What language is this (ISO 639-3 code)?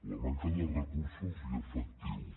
cat